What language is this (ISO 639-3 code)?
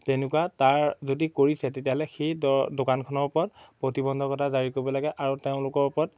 asm